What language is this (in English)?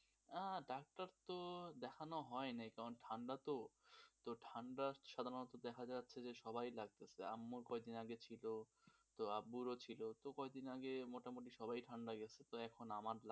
Bangla